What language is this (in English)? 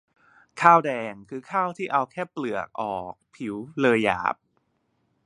Thai